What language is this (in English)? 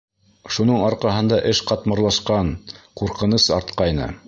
Bashkir